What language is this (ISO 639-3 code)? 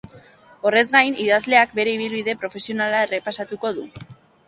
eus